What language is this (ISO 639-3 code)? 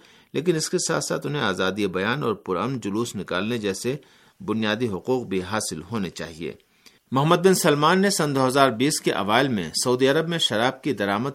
urd